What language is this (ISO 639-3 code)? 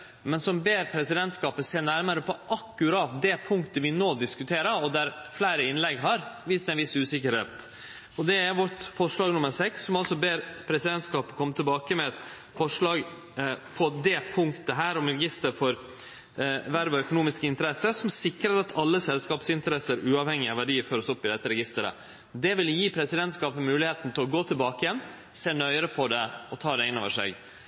nno